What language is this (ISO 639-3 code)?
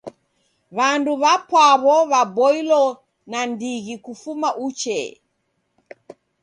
dav